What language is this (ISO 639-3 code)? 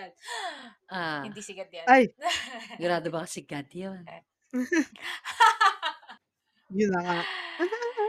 fil